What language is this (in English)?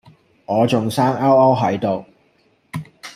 Cantonese